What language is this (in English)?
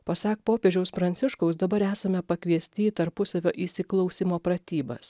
Lithuanian